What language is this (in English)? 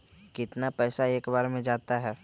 Magahi